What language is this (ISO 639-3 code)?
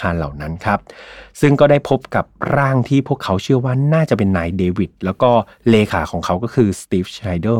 tha